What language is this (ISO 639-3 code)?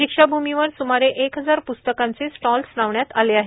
mar